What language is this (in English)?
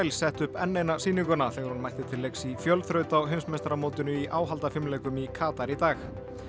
Icelandic